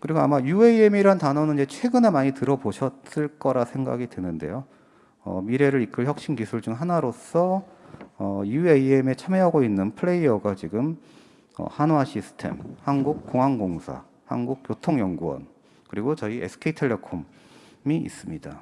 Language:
Korean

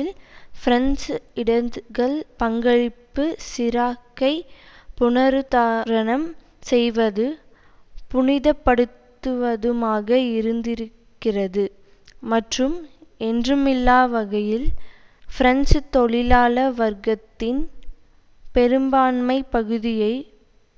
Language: Tamil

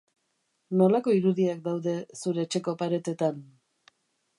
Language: Basque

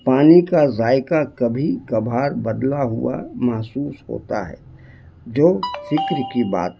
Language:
Urdu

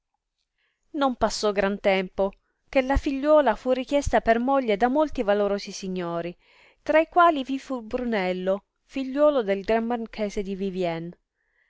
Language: Italian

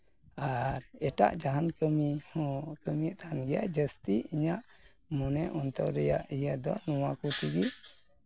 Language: Santali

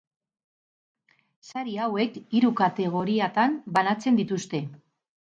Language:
Basque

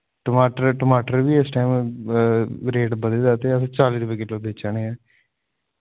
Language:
Dogri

